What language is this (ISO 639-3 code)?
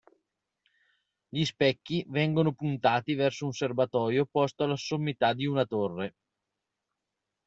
ita